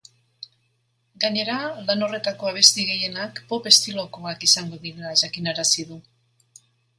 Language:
Basque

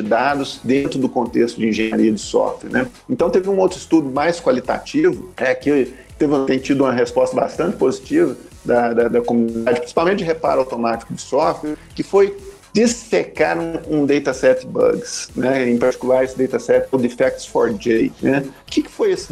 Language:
Portuguese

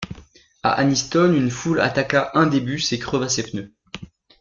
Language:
French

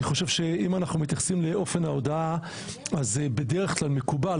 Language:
Hebrew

